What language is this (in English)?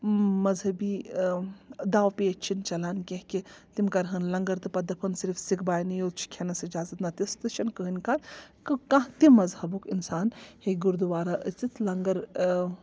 Kashmiri